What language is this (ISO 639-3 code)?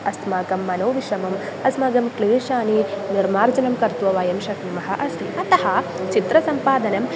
san